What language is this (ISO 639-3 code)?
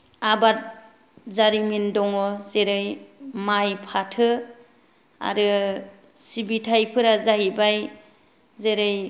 brx